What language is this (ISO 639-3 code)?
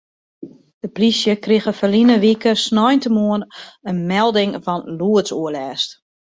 fry